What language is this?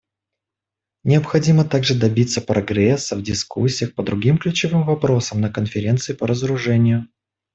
Russian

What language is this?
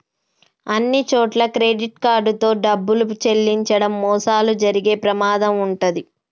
Telugu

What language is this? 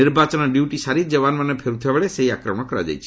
Odia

